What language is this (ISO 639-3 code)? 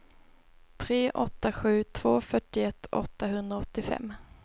swe